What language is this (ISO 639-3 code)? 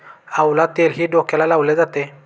mar